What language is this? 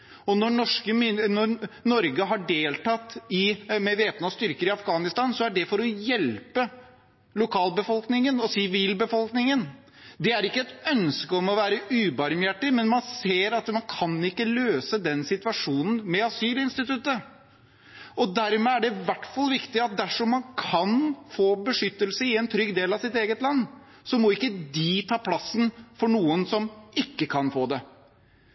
Norwegian Bokmål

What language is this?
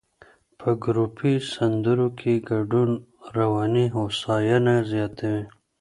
Pashto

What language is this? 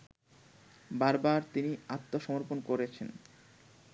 Bangla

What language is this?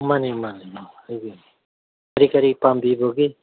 Manipuri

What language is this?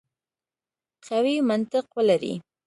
Pashto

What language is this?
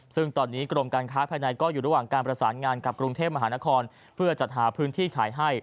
Thai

